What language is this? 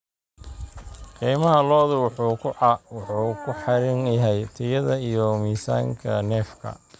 Somali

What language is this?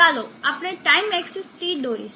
Gujarati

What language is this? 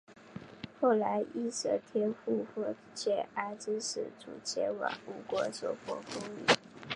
Chinese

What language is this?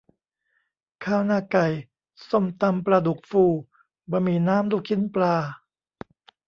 Thai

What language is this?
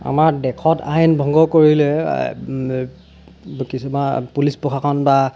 Assamese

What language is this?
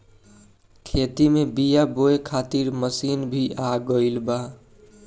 Bhojpuri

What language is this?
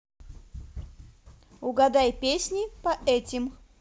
Russian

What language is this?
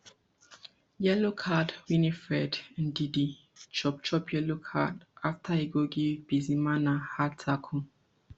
Nigerian Pidgin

